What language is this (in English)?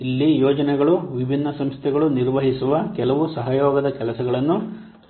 Kannada